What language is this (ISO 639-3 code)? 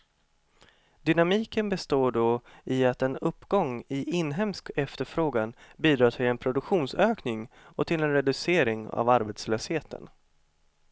swe